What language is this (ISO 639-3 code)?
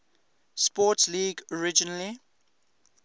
eng